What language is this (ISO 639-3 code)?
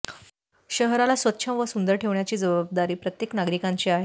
mar